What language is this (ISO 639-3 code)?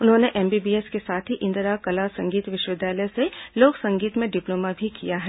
hin